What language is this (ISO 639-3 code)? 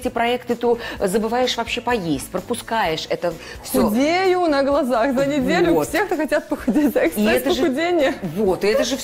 rus